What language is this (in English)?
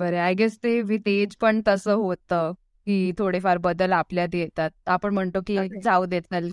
Marathi